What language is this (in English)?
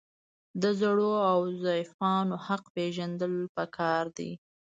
Pashto